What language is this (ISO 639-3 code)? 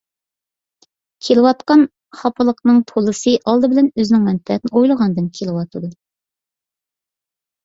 uig